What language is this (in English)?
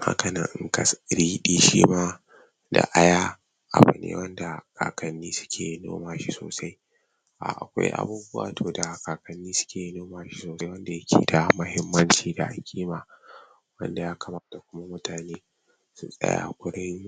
Hausa